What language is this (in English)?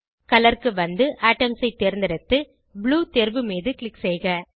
Tamil